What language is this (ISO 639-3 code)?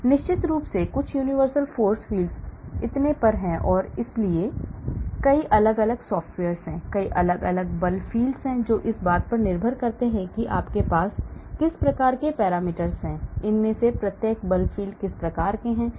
hin